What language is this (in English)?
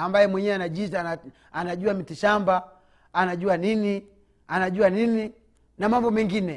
Swahili